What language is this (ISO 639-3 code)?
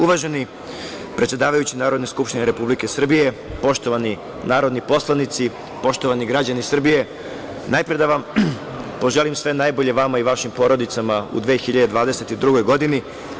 srp